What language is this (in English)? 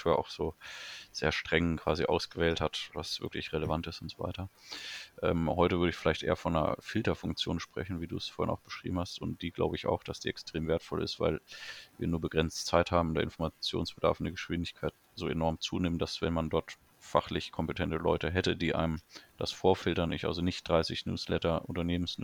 German